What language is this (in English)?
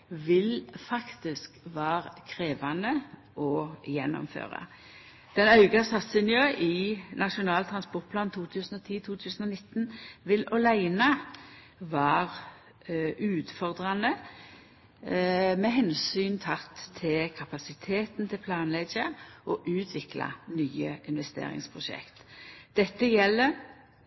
Norwegian Nynorsk